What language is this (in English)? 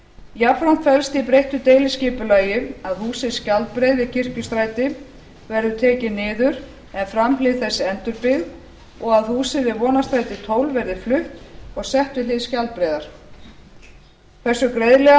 Icelandic